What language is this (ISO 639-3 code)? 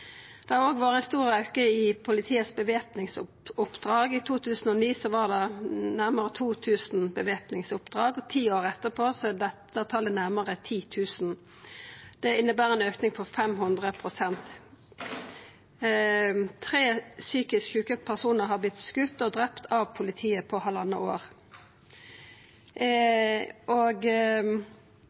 nno